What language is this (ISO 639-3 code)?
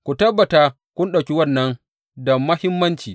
hau